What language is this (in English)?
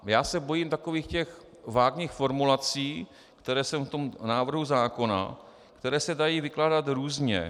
Czech